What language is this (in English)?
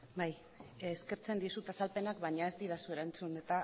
Basque